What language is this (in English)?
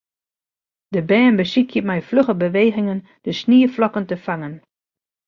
Western Frisian